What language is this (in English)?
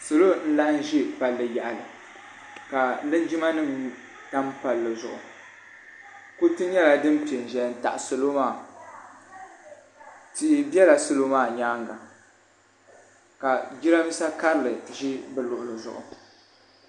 Dagbani